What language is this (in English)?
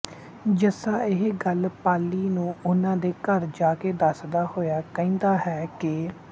Punjabi